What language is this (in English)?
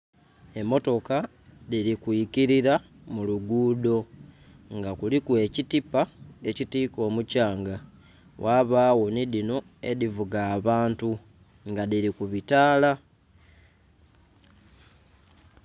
Soga